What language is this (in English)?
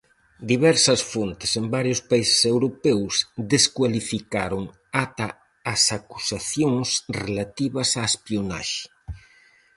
Galician